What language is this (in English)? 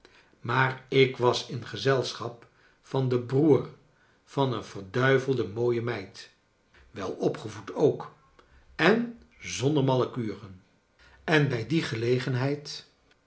Dutch